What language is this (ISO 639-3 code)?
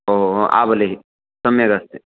san